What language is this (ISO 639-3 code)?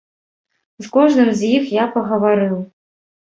bel